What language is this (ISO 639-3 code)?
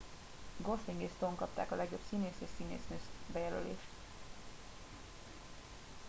hun